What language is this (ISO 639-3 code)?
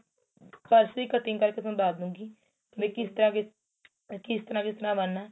pan